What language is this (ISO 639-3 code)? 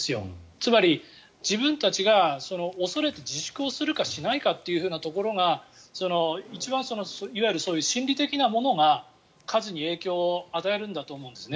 jpn